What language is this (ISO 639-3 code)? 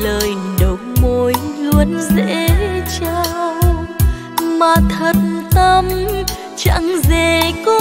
vie